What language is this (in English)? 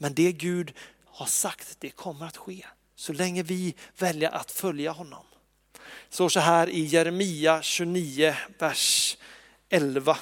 Swedish